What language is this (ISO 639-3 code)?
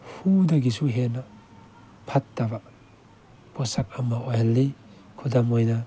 mni